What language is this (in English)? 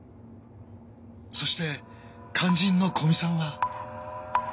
Japanese